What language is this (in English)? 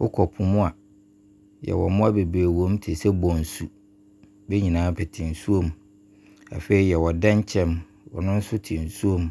Abron